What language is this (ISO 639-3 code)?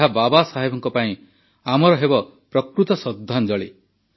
ori